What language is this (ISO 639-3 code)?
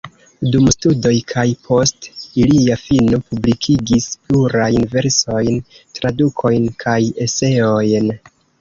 epo